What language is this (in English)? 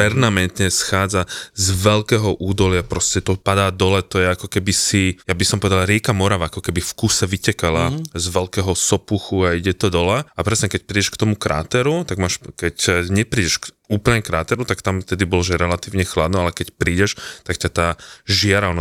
Slovak